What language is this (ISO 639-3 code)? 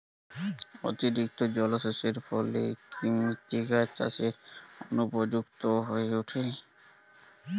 ben